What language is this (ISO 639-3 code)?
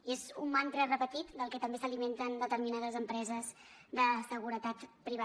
cat